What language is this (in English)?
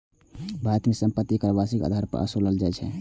Maithili